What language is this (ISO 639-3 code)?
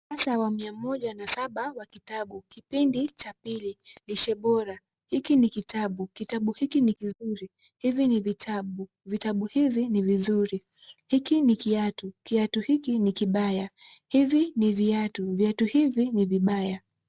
swa